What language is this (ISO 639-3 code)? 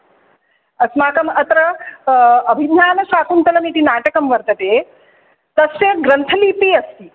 san